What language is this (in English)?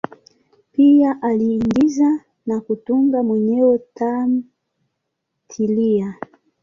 Swahili